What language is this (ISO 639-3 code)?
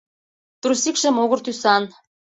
chm